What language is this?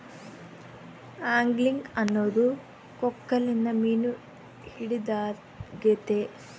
Kannada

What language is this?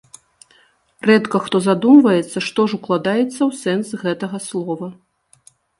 Belarusian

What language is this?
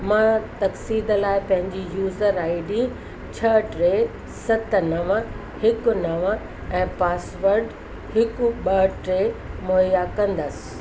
Sindhi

